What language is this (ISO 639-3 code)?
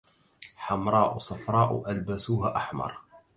ara